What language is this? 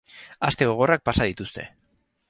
Basque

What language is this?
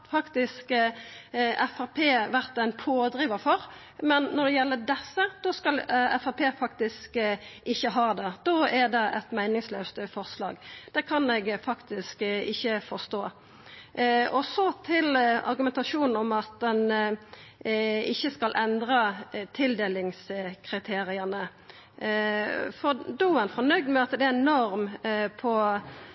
Norwegian Nynorsk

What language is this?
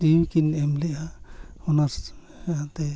Santali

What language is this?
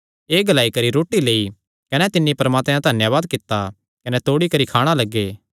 Kangri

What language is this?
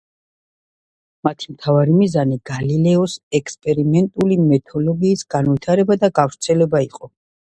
Georgian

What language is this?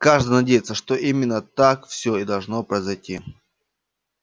Russian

